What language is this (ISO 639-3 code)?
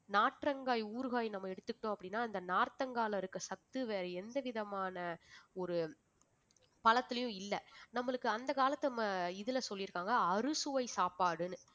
tam